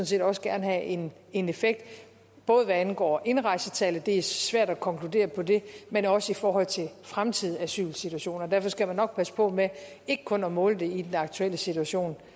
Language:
Danish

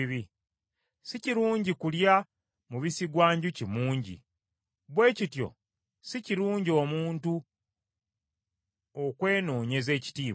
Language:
Ganda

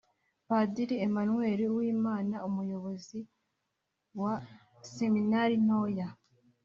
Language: Kinyarwanda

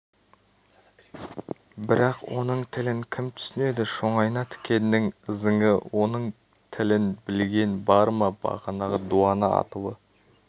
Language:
Kazakh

